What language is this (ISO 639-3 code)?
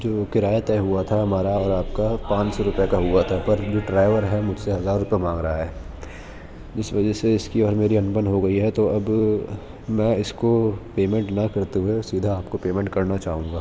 urd